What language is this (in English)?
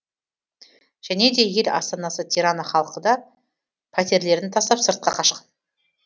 Kazakh